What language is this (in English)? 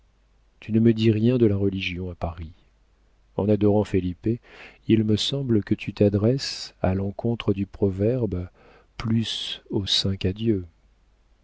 French